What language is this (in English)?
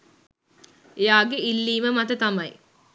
Sinhala